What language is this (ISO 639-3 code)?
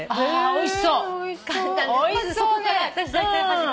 jpn